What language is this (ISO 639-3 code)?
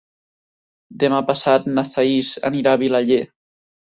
cat